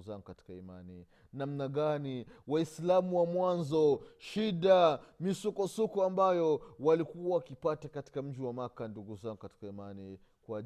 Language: Swahili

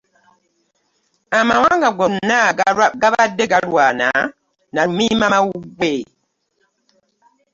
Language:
Ganda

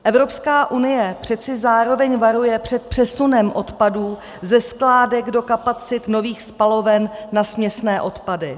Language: Czech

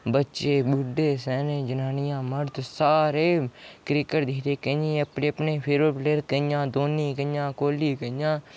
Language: Dogri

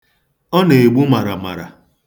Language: Igbo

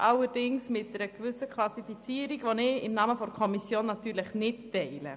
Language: Swiss German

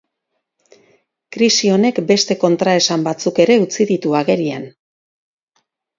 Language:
Basque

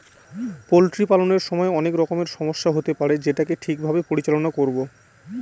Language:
Bangla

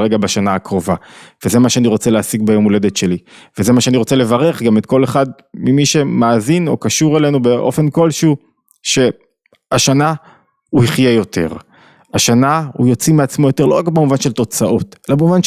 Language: Hebrew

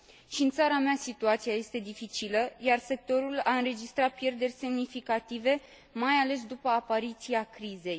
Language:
Romanian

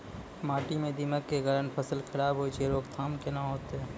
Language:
Maithili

